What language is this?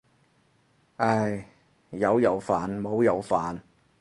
Cantonese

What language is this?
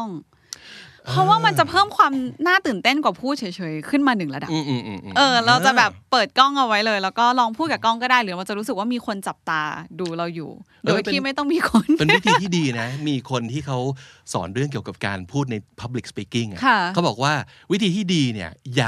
Thai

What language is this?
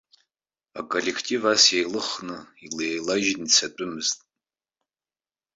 Abkhazian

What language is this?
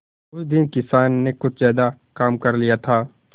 Hindi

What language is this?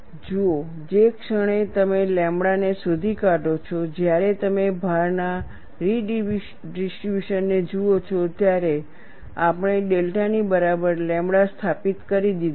Gujarati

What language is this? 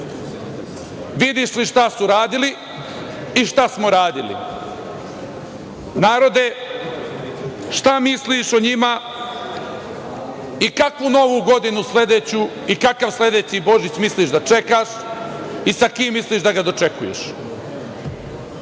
Serbian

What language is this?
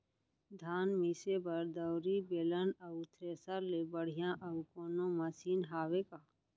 Chhattisgarhi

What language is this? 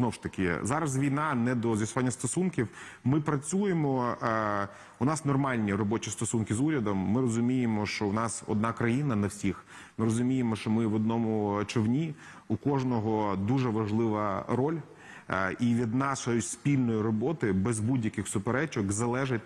Ukrainian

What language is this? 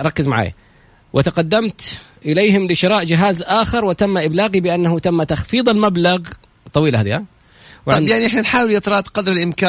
Arabic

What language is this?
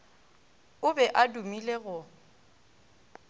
Northern Sotho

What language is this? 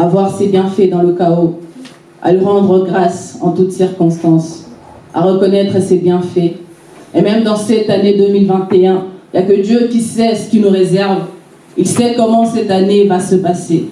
French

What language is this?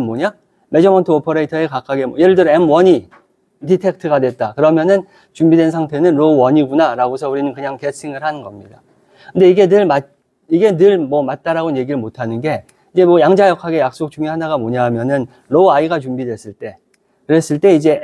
Korean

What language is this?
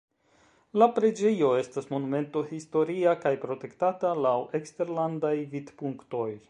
Esperanto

